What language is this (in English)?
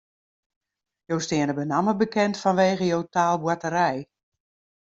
Western Frisian